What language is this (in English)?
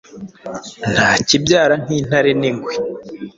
Kinyarwanda